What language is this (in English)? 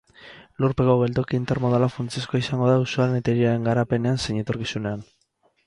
Basque